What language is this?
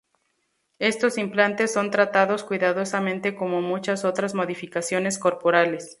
Spanish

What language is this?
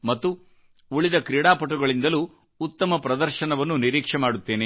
Kannada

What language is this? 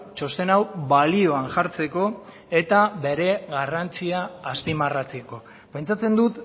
Basque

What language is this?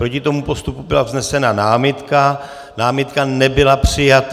Czech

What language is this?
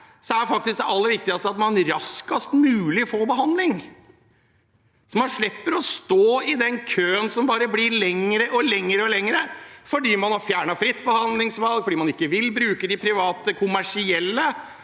Norwegian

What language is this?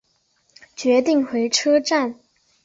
Chinese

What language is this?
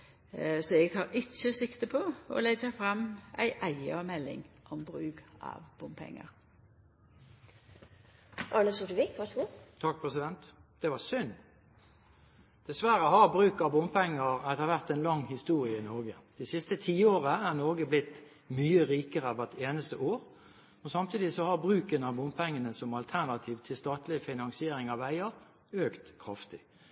Norwegian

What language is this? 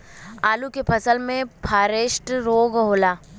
Bhojpuri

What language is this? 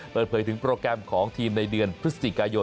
Thai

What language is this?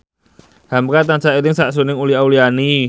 Javanese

